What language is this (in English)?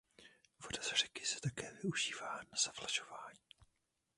Czech